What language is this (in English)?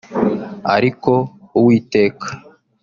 Kinyarwanda